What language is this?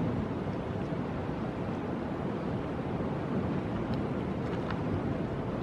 Spanish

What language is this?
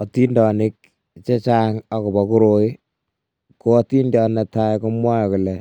Kalenjin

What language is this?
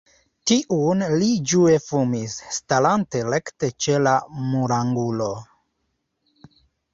Esperanto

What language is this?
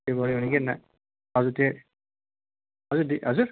Nepali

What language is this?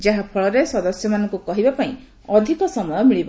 Odia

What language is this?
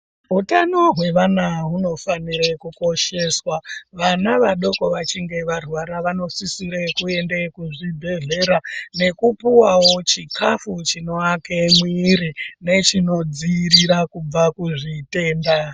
Ndau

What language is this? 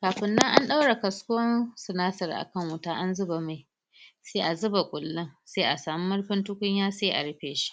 Hausa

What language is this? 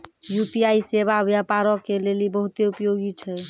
Maithili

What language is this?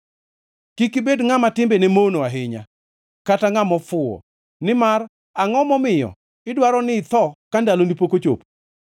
Luo (Kenya and Tanzania)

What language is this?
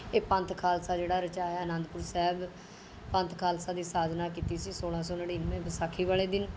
Punjabi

